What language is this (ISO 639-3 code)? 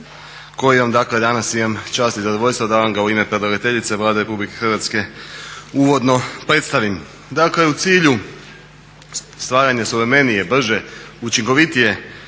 hrv